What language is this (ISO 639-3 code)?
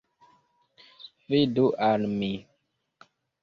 epo